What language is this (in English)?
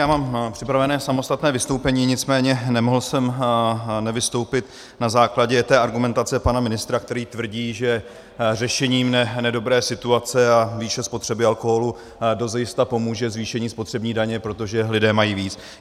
Czech